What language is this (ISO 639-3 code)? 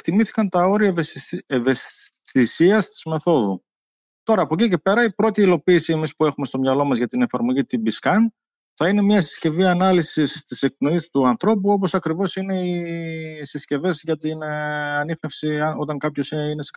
ell